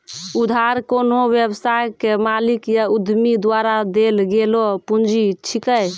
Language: Maithili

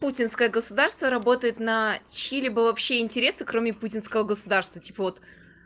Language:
Russian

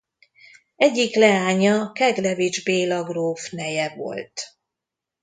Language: Hungarian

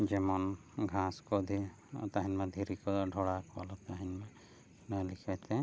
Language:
Santali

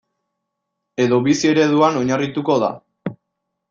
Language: Basque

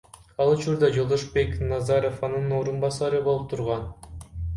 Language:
Kyrgyz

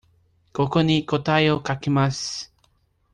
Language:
Japanese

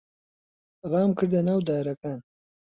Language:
Central Kurdish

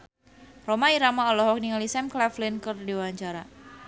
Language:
Sundanese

